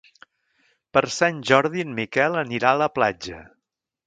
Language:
Catalan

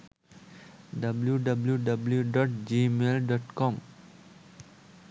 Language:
Sinhala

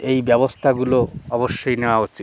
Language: Bangla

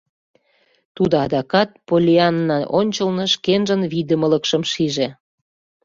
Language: Mari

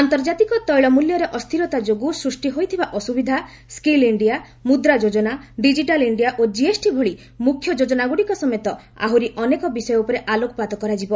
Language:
Odia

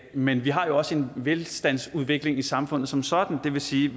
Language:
Danish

